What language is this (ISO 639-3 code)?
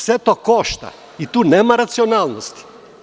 srp